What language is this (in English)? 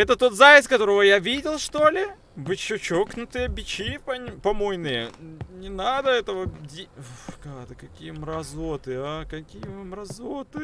Russian